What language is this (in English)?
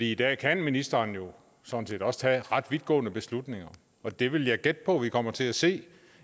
Danish